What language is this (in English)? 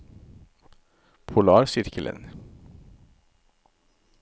Norwegian